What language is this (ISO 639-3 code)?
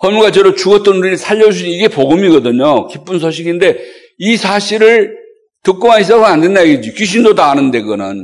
kor